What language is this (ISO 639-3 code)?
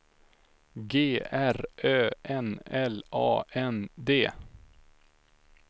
swe